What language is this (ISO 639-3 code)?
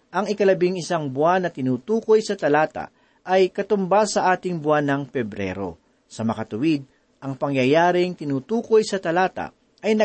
fil